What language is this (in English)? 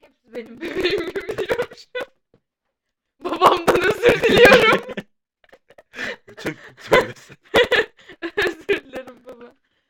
Turkish